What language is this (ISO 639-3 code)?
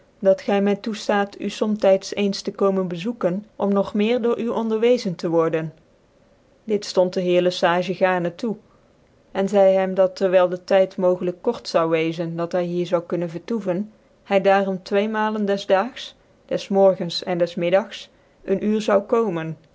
nld